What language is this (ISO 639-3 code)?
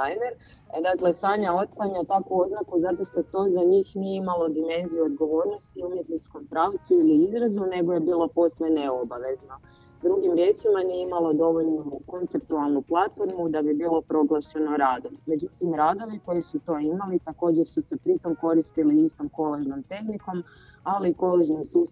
hrv